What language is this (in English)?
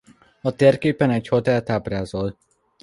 Hungarian